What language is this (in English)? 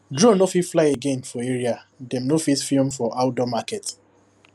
Nigerian Pidgin